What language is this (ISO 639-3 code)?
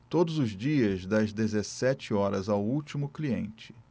por